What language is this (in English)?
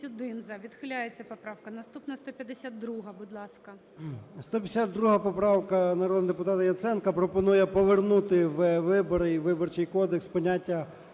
Ukrainian